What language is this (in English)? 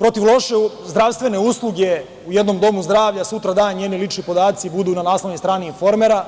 Serbian